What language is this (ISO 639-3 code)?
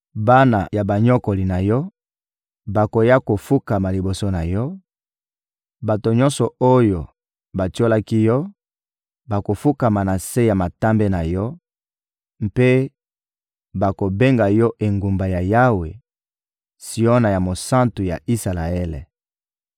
lin